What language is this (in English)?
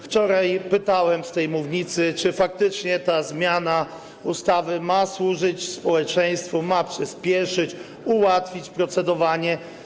Polish